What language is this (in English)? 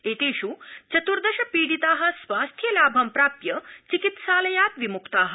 Sanskrit